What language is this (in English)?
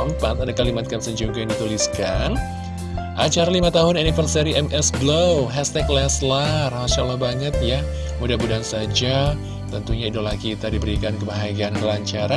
Indonesian